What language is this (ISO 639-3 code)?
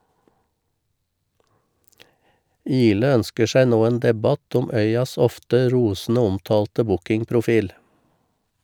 nor